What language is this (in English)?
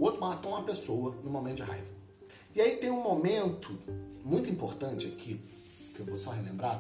Portuguese